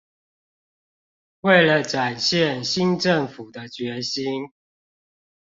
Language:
Chinese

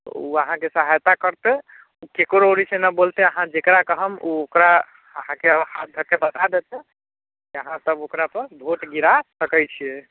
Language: Maithili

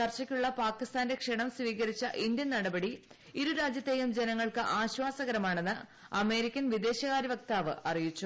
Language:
Malayalam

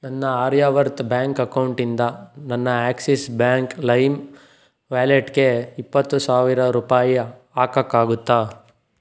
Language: Kannada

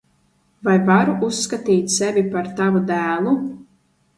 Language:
Latvian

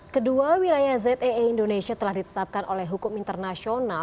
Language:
Indonesian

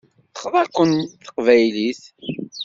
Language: Kabyle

